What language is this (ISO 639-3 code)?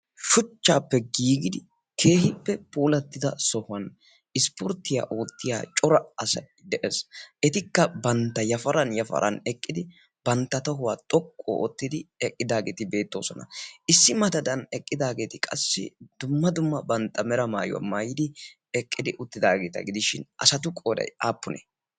wal